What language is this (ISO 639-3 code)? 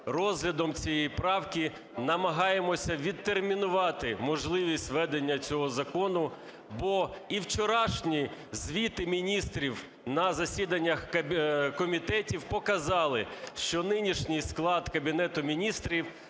ukr